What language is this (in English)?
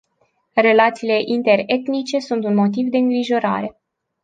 Romanian